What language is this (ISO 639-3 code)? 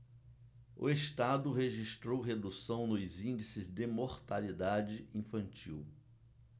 por